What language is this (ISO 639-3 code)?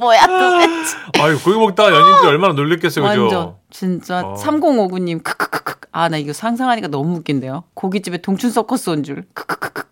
kor